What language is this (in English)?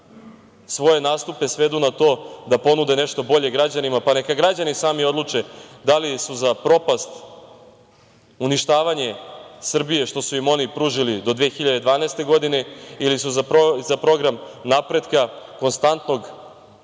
Serbian